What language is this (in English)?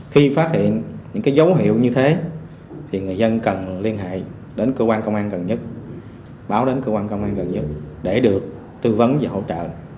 Vietnamese